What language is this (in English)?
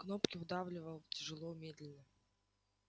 Russian